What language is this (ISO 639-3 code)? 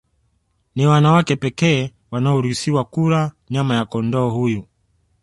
swa